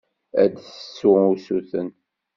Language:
Kabyle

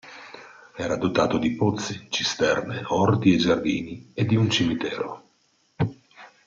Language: Italian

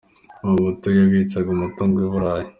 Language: Kinyarwanda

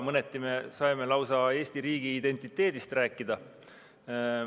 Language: Estonian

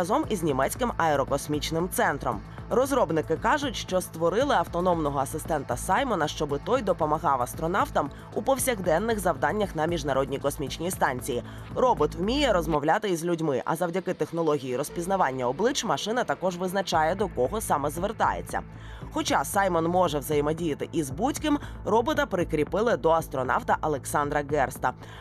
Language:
Ukrainian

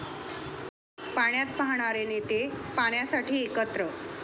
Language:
Marathi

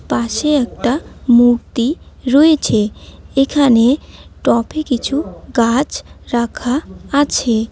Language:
Bangla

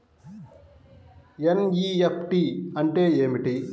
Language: Telugu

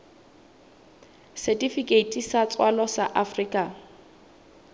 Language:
Southern Sotho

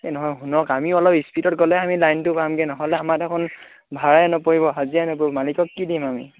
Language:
Assamese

